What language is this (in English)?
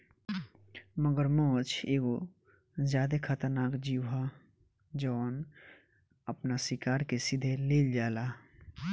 Bhojpuri